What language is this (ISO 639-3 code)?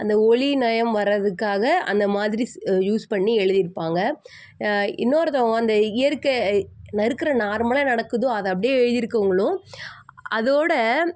tam